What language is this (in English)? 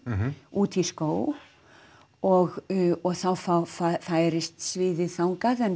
Icelandic